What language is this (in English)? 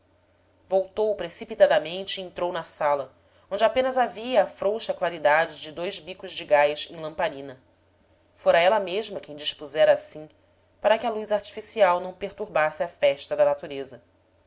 Portuguese